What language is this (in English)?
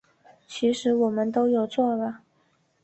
Chinese